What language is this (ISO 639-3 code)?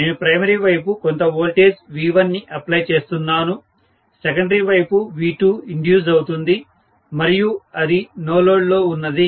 tel